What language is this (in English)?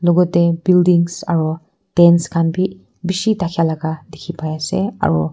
Naga Pidgin